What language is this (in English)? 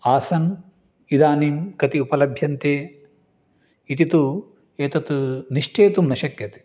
Sanskrit